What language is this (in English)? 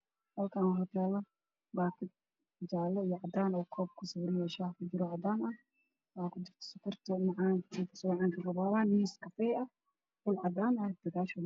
Somali